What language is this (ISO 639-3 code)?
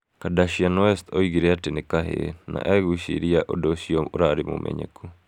kik